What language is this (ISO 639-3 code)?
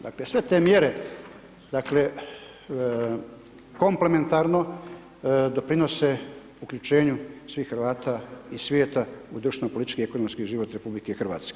hrv